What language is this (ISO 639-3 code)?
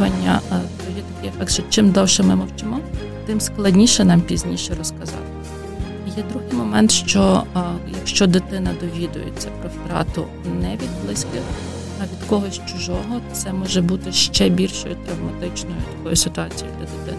ukr